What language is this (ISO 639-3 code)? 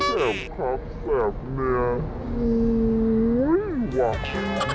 tha